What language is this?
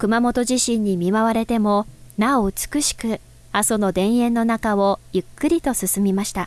Japanese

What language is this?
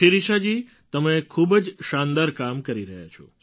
Gujarati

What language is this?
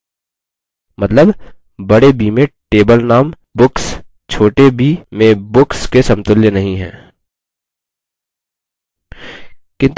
Hindi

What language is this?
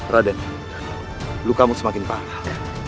Indonesian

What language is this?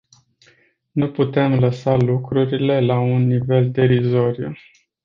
Romanian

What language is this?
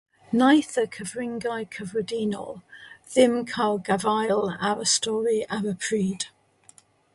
Welsh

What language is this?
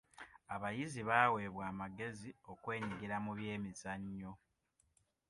Ganda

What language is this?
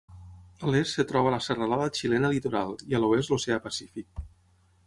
Catalan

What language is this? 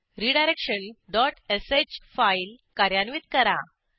Marathi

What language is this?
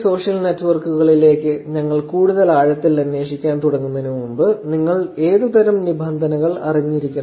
Malayalam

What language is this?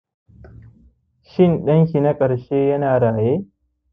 Hausa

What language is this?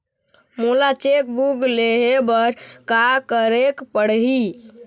Chhattisgarhi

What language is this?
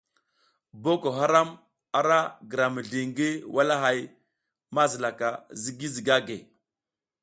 South Giziga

